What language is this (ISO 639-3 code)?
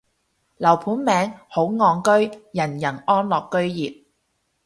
yue